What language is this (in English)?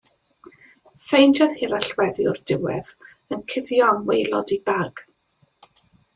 Welsh